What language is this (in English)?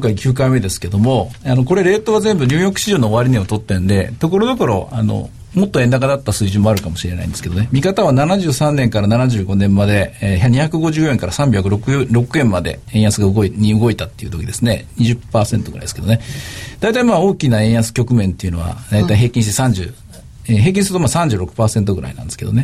Japanese